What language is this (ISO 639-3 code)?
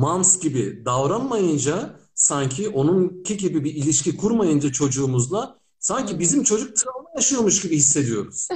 tur